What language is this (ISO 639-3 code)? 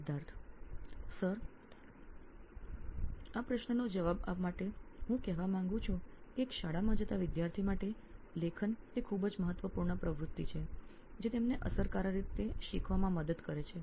guj